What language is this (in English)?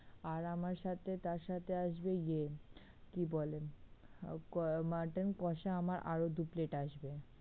Bangla